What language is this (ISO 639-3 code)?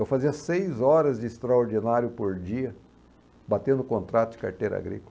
por